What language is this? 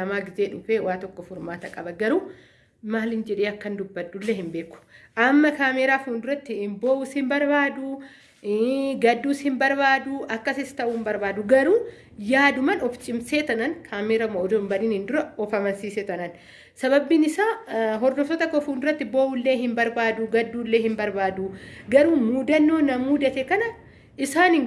Oromo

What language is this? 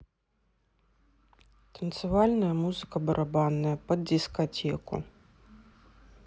Russian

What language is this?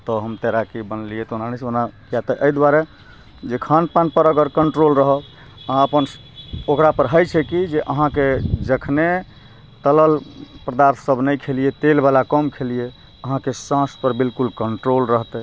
Maithili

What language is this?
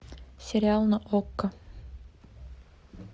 Russian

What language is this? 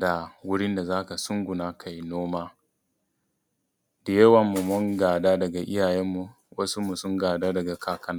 Hausa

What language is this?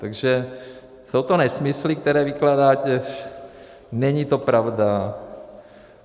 Czech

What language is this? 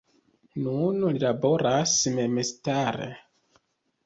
Esperanto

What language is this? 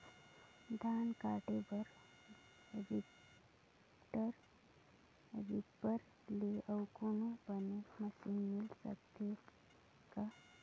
Chhattisgarhi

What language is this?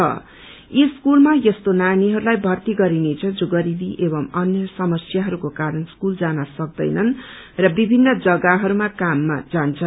Nepali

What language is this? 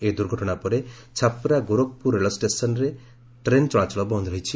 Odia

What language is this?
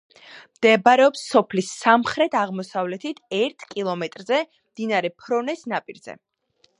Georgian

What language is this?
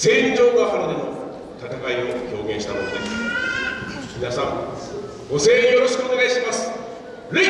Japanese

